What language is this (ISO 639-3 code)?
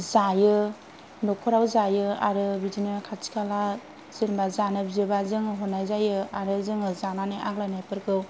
brx